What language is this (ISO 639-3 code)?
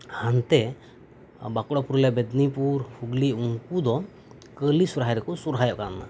sat